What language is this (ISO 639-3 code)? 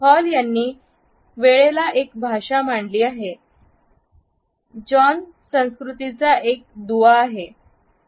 mar